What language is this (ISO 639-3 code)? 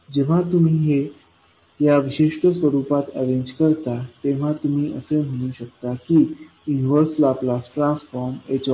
mar